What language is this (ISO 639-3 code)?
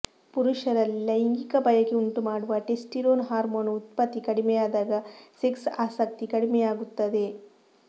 kan